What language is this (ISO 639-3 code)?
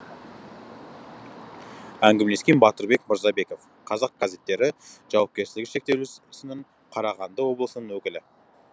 kaz